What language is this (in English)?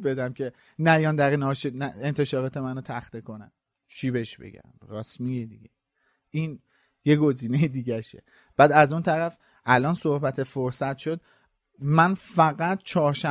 Persian